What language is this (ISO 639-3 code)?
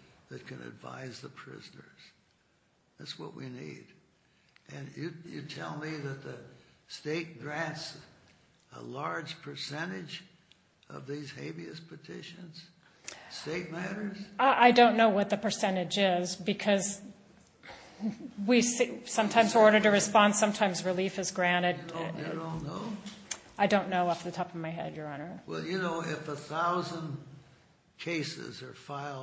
eng